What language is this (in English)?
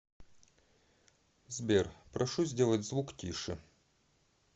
Russian